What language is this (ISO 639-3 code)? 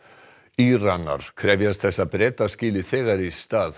isl